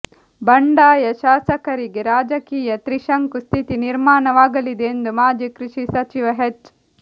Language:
Kannada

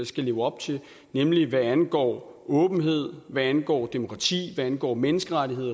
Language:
Danish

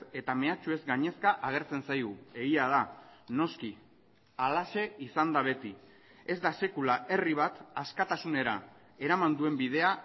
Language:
Basque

